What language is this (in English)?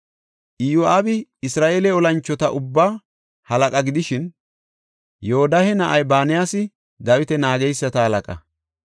Gofa